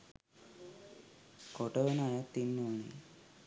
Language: Sinhala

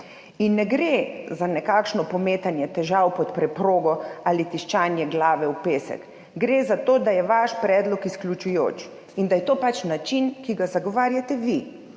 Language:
Slovenian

